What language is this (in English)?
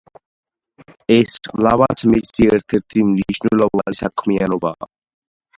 Georgian